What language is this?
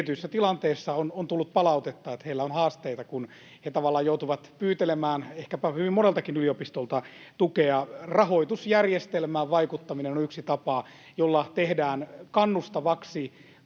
Finnish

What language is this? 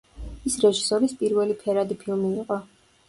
Georgian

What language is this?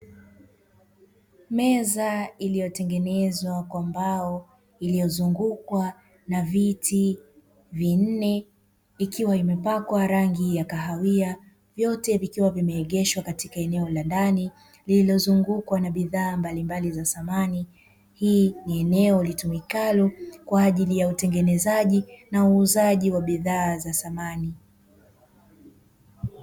Swahili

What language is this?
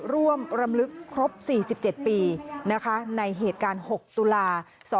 Thai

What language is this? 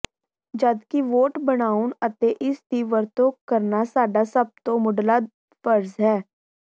Punjabi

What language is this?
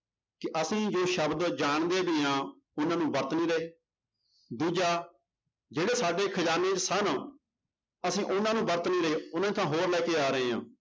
Punjabi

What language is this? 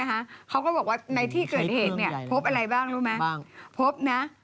Thai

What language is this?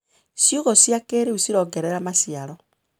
Kikuyu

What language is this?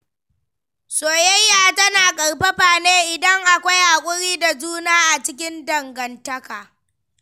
Hausa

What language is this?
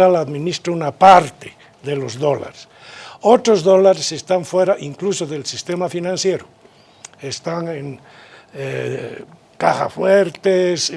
Spanish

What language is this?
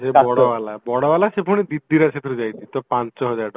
Odia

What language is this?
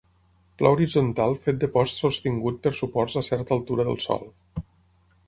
Catalan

